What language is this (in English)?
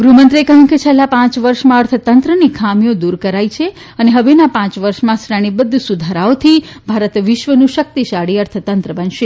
Gujarati